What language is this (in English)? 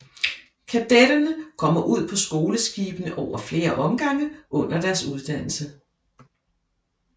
Danish